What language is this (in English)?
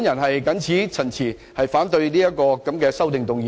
Cantonese